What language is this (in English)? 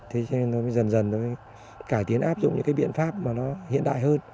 Vietnamese